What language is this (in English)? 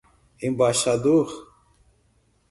Portuguese